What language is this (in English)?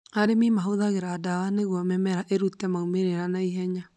Kikuyu